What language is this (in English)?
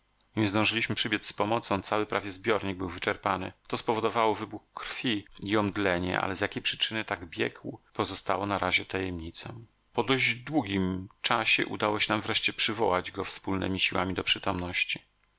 Polish